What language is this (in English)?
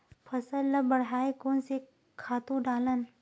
Chhattisgarhi